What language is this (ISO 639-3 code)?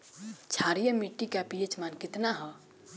bho